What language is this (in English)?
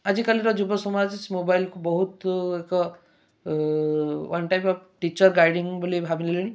Odia